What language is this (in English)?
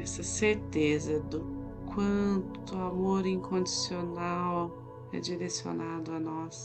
Portuguese